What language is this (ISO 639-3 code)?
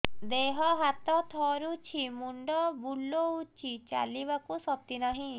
ori